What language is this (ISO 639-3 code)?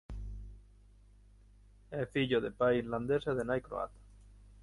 glg